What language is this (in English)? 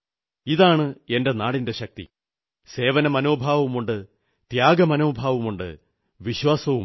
Malayalam